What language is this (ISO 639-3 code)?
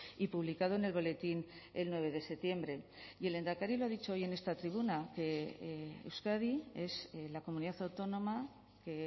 spa